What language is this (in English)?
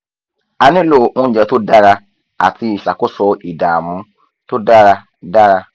Yoruba